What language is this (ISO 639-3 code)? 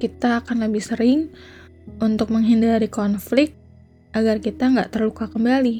ind